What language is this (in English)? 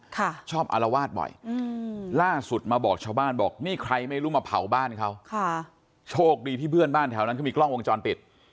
Thai